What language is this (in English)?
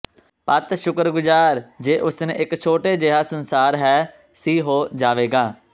Punjabi